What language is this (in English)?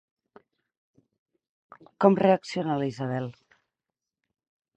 Catalan